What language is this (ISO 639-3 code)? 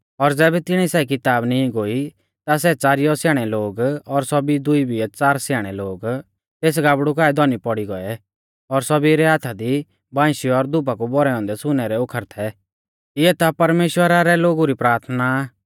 bfz